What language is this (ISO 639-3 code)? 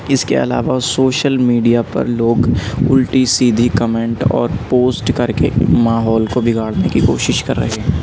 urd